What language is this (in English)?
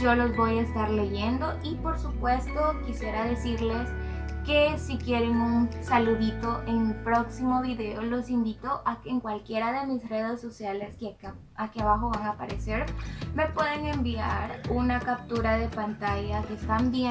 Spanish